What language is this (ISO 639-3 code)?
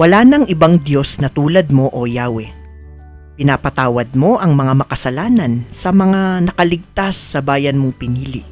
fil